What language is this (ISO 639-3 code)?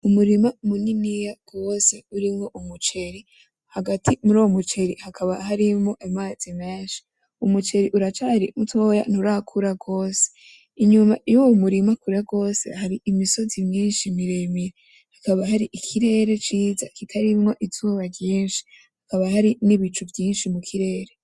run